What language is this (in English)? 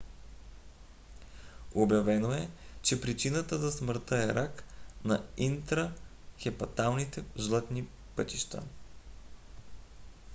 Bulgarian